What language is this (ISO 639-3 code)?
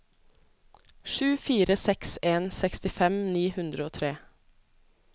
nor